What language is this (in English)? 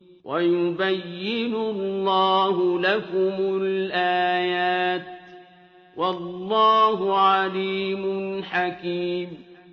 Arabic